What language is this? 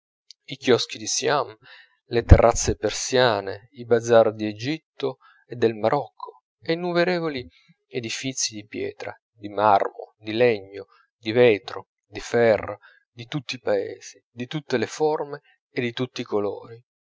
Italian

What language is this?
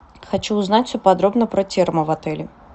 Russian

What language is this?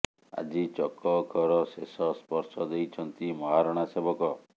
Odia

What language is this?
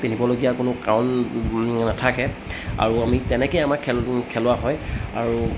Assamese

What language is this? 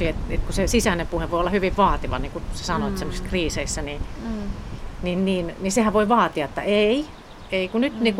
Finnish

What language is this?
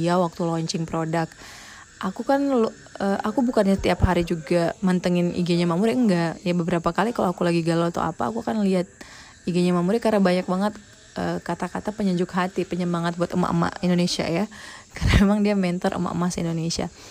Indonesian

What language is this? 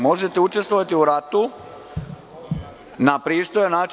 Serbian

